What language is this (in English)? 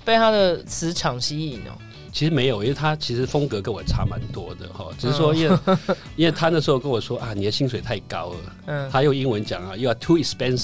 Chinese